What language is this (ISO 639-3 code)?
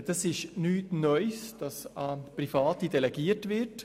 gsw